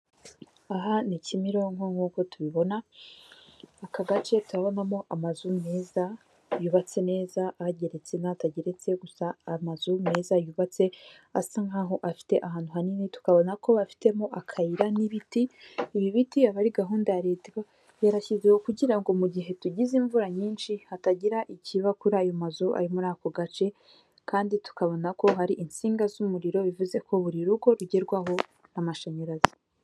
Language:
Kinyarwanda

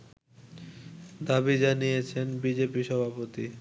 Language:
Bangla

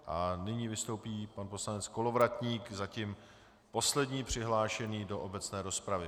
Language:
Czech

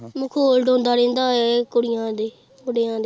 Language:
Punjabi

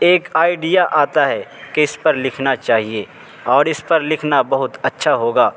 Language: Urdu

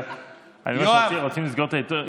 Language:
Hebrew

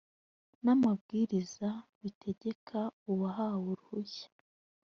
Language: Kinyarwanda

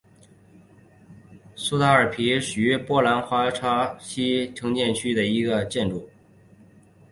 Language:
Chinese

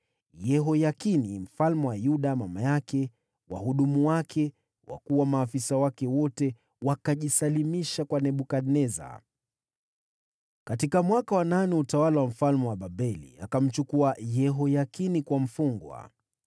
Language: Swahili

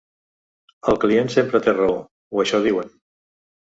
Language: Catalan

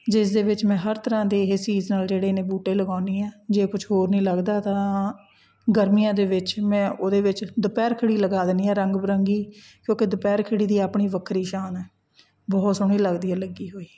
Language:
Punjabi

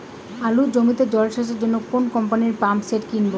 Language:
Bangla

